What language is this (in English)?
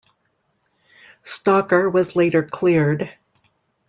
English